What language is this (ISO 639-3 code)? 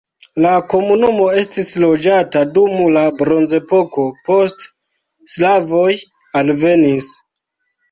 epo